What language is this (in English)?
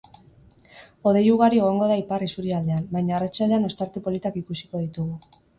Basque